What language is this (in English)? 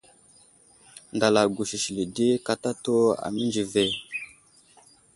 Wuzlam